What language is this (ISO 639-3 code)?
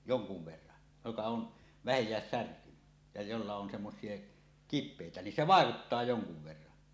fin